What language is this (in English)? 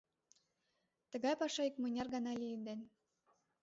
Mari